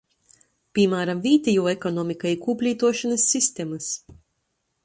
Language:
Latgalian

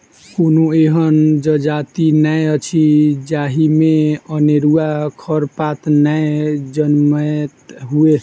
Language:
Maithili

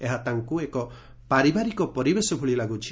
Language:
Odia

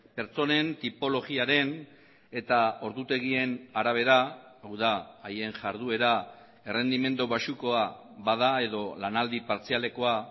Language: Basque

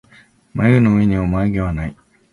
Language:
Japanese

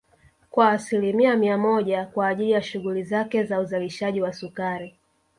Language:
Swahili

